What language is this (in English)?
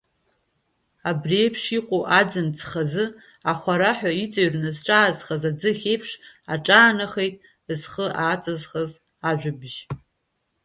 Abkhazian